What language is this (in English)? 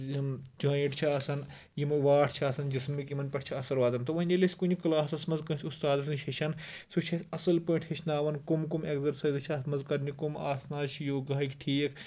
Kashmiri